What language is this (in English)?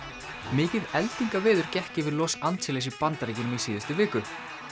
Icelandic